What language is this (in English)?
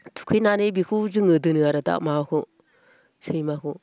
Bodo